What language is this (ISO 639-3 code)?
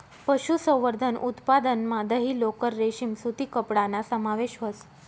mar